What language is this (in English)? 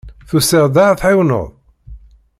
Kabyle